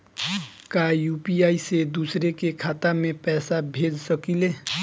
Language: Bhojpuri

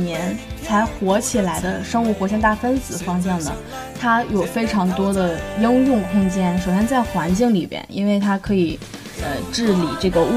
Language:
Chinese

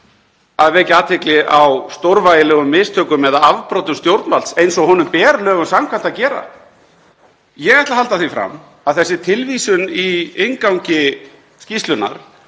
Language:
Icelandic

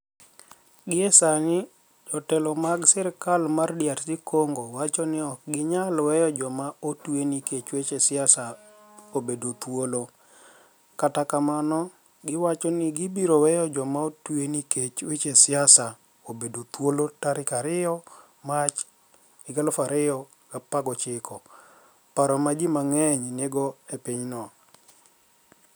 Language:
Luo (Kenya and Tanzania)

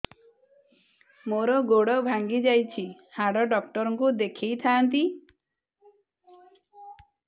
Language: Odia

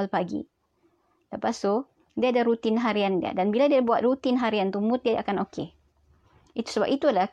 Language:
Malay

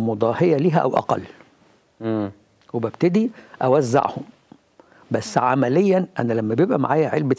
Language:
Arabic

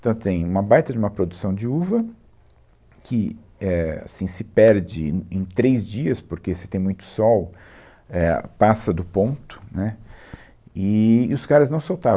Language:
Portuguese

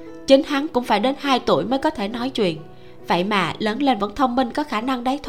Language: Vietnamese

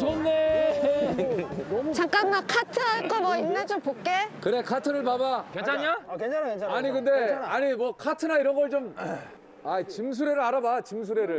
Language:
Korean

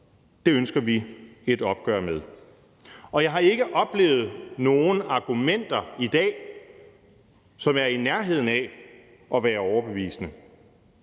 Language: Danish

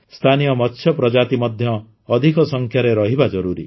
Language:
Odia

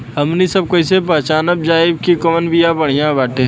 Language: Bhojpuri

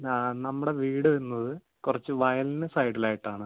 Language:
Malayalam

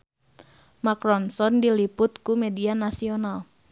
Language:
Sundanese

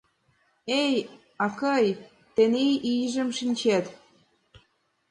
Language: Mari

